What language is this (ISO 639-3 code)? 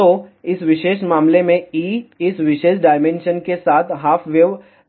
hin